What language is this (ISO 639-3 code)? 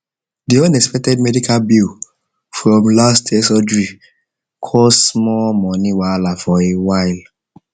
pcm